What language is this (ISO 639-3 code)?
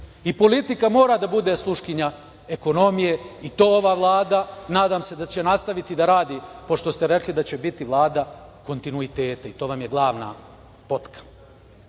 srp